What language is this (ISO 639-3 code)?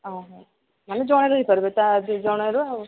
ori